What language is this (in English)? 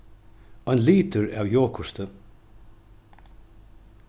Faroese